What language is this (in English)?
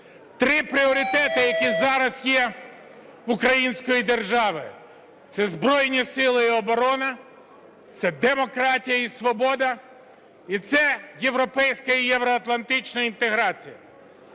Ukrainian